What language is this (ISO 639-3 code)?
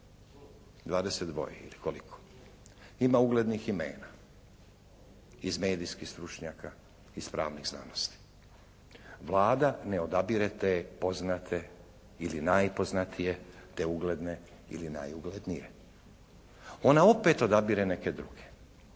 hrv